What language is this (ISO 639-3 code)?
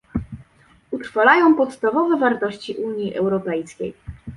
pol